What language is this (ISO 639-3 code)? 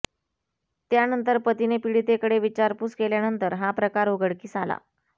mar